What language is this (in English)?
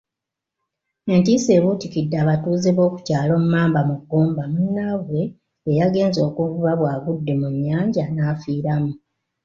Ganda